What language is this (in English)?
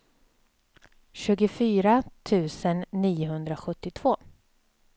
Swedish